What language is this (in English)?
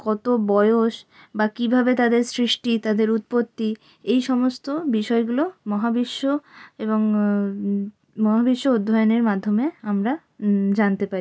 Bangla